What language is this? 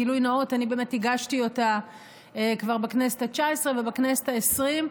Hebrew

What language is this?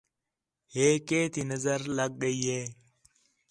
Khetrani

